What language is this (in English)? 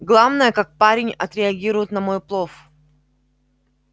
Russian